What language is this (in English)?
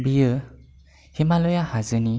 Bodo